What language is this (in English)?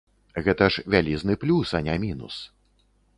Belarusian